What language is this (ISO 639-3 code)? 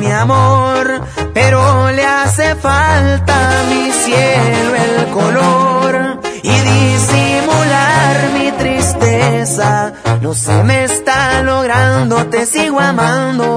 spa